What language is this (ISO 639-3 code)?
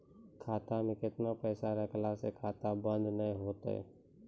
mai